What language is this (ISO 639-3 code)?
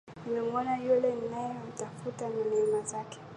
swa